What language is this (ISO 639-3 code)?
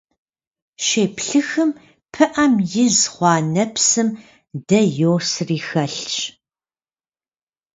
kbd